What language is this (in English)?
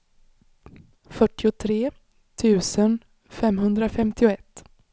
Swedish